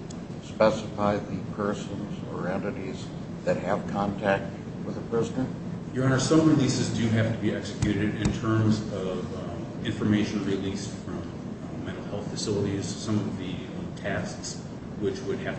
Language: English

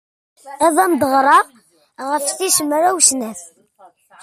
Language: Kabyle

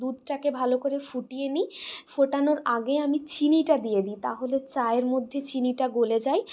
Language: Bangla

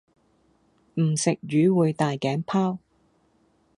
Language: Cantonese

